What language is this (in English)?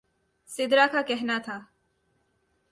Urdu